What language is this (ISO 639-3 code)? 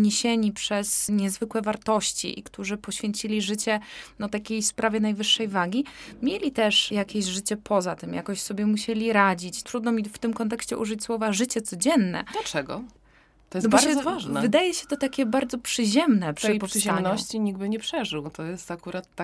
pol